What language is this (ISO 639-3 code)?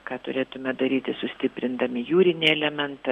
lit